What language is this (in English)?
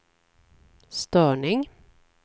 Swedish